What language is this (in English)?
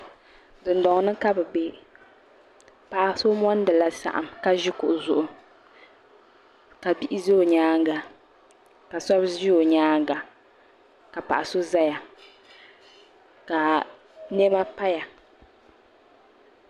Dagbani